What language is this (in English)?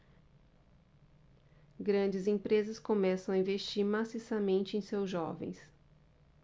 Portuguese